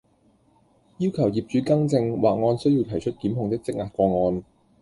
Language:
Cantonese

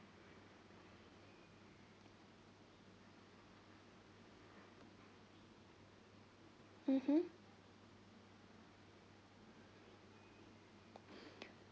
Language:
English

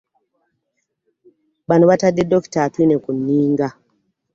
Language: Ganda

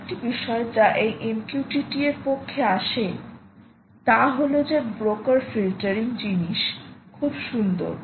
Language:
Bangla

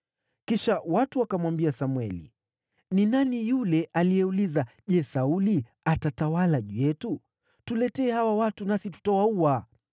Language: Swahili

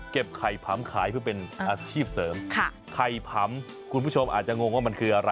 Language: Thai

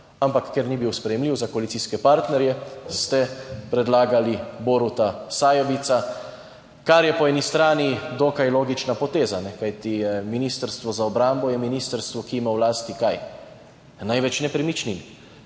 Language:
Slovenian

